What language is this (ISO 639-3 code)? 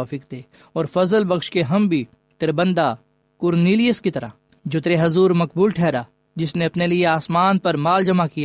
urd